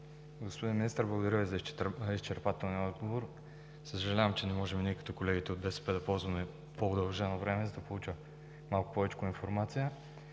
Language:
Bulgarian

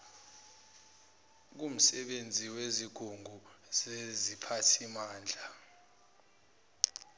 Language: Zulu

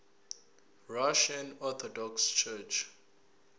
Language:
Zulu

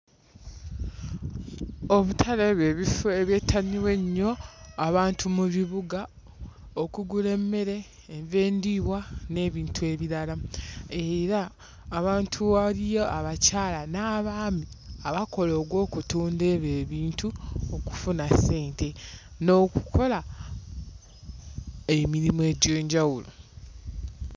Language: Ganda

